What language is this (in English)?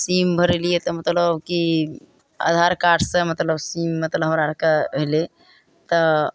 Maithili